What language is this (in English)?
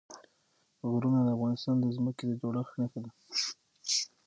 Pashto